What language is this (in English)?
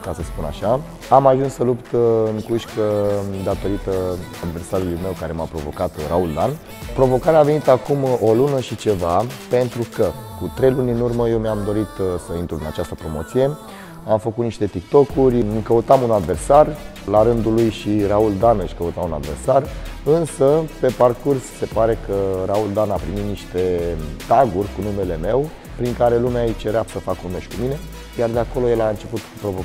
Romanian